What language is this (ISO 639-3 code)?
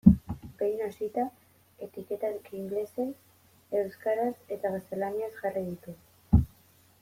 eus